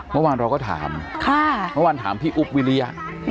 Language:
Thai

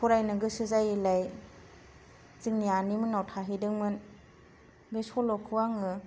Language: Bodo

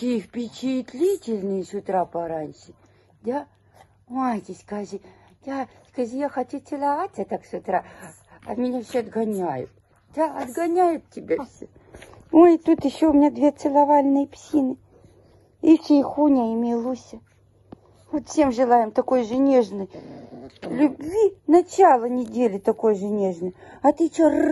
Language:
Russian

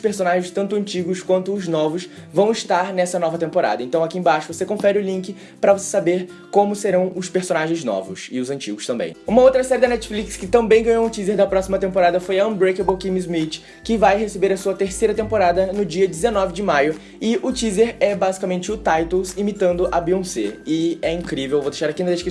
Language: Portuguese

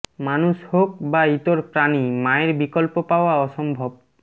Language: Bangla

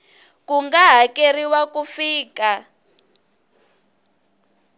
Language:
Tsonga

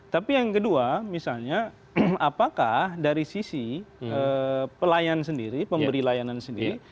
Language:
Indonesian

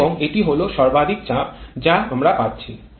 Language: Bangla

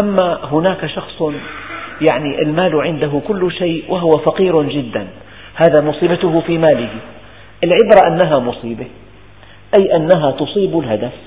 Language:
Arabic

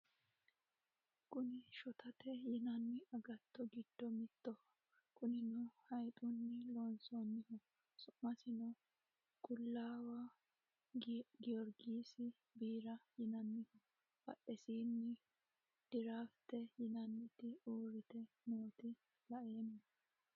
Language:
Sidamo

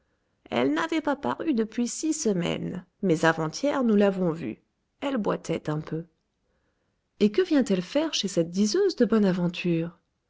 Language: French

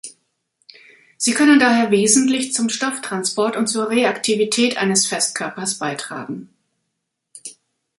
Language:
German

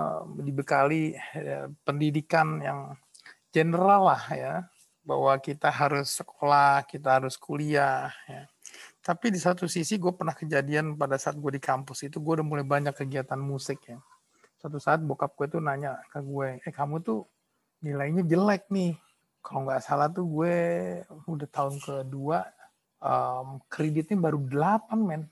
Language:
Indonesian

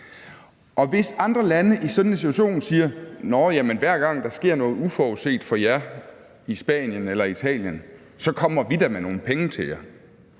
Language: Danish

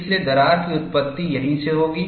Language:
Hindi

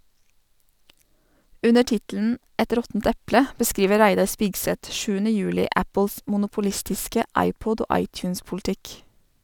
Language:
Norwegian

